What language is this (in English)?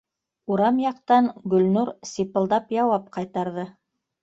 Bashkir